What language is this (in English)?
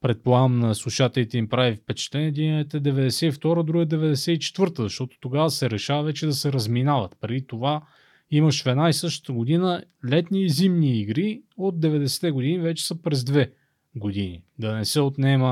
Bulgarian